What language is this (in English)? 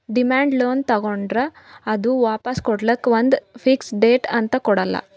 Kannada